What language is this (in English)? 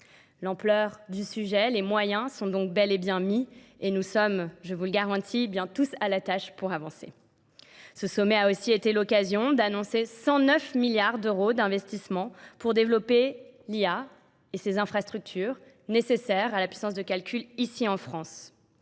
French